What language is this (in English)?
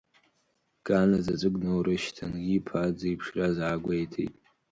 Abkhazian